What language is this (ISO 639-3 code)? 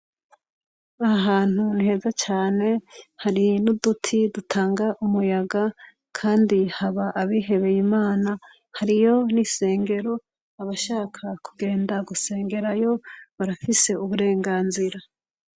run